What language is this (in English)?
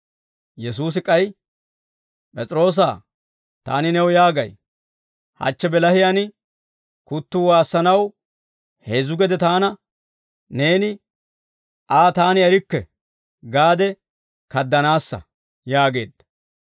Dawro